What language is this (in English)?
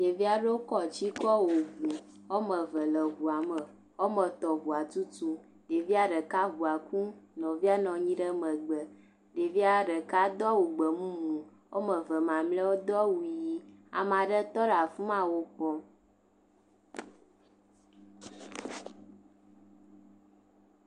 Ewe